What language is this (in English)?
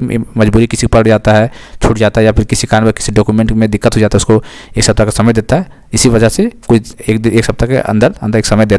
Hindi